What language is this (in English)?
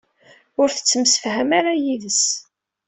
Kabyle